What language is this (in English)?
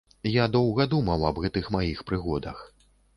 Belarusian